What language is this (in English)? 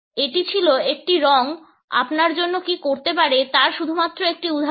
Bangla